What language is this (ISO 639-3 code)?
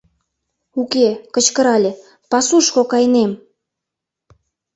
chm